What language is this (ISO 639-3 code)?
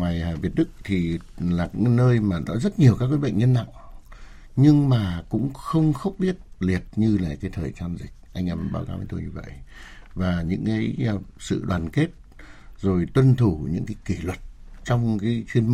vie